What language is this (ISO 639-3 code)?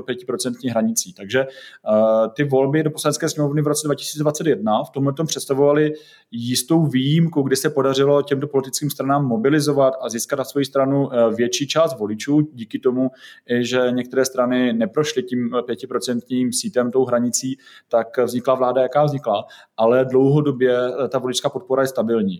ces